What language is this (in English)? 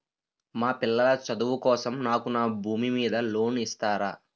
Telugu